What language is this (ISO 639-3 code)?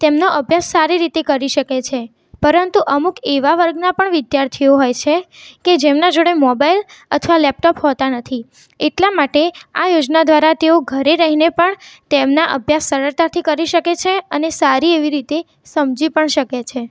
guj